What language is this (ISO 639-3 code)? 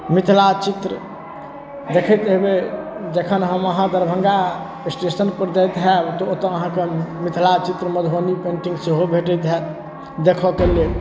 mai